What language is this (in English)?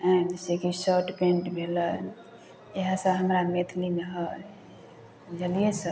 Maithili